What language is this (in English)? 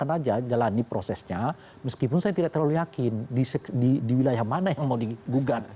Indonesian